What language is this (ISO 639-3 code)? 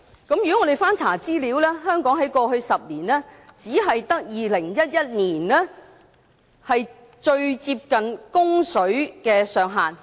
yue